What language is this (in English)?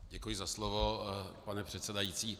Czech